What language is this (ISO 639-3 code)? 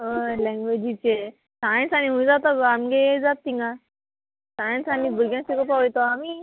kok